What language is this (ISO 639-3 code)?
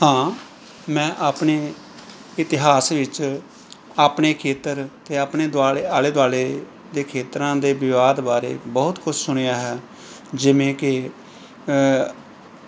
pan